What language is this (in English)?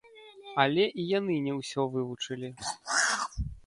Belarusian